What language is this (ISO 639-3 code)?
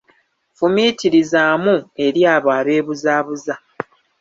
lug